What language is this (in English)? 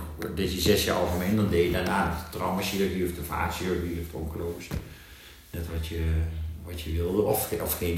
Dutch